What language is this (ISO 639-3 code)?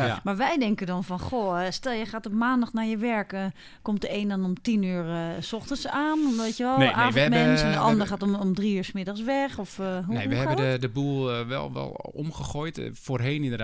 nld